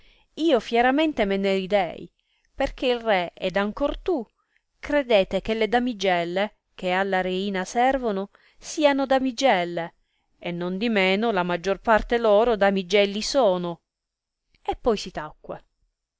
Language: Italian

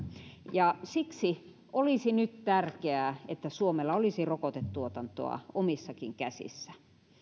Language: Finnish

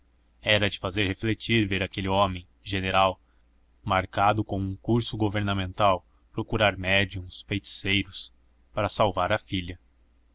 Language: Portuguese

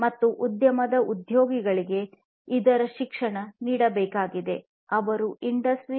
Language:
Kannada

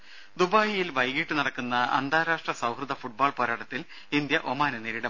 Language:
Malayalam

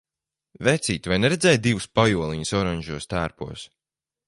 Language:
Latvian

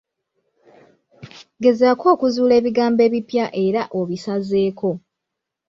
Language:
Ganda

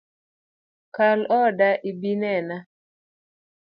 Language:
Luo (Kenya and Tanzania)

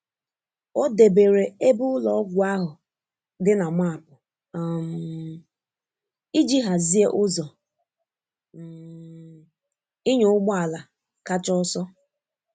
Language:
Igbo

